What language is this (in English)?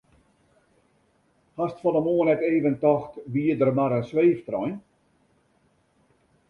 Western Frisian